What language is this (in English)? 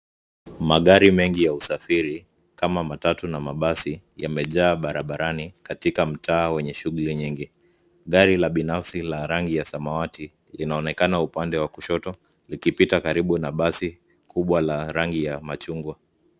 Swahili